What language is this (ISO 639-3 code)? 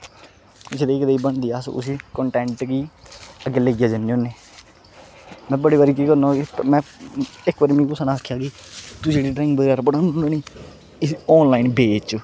doi